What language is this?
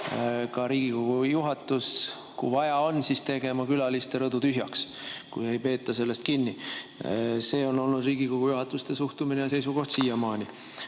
Estonian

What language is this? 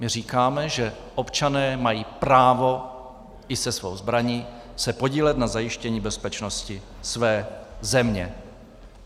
Czech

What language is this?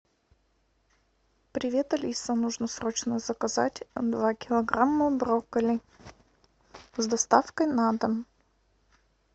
Russian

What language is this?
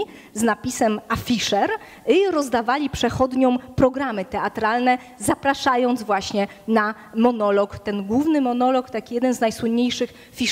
Polish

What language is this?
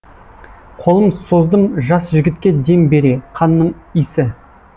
Kazakh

